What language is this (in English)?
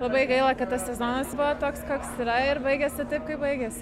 Lithuanian